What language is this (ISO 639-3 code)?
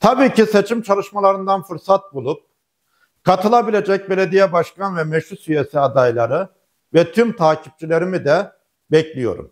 tur